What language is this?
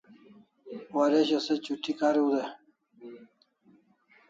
Kalasha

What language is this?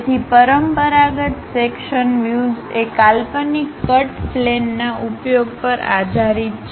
Gujarati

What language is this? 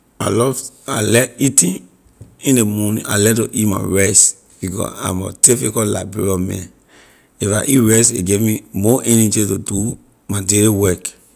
Liberian English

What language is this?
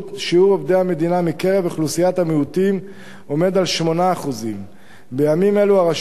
Hebrew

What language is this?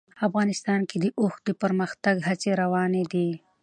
Pashto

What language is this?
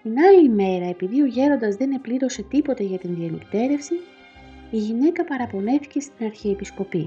Greek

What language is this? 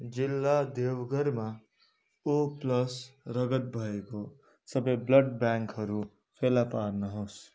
Nepali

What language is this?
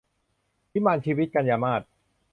Thai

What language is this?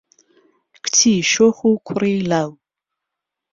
Central Kurdish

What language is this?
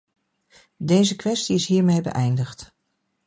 Dutch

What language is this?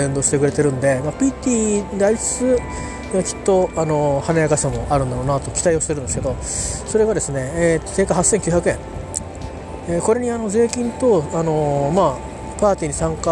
Japanese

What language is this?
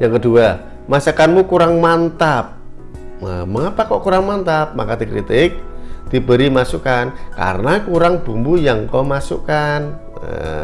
Indonesian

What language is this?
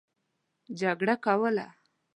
Pashto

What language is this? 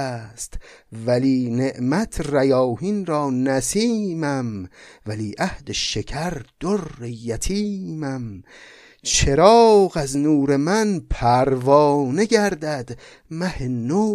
Persian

